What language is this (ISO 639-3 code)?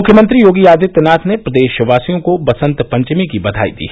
hin